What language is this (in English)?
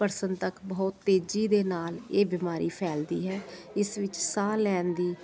Punjabi